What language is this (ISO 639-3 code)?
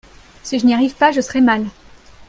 fra